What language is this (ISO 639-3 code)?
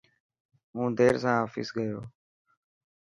mki